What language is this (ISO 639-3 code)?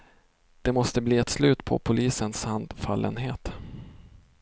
swe